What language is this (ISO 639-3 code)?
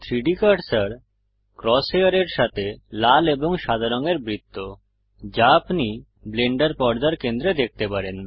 ben